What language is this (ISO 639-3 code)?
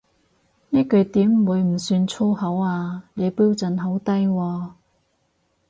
yue